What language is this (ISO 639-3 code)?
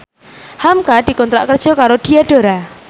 jav